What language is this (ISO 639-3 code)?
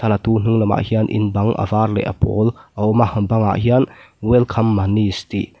lus